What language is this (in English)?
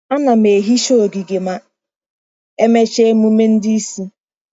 Igbo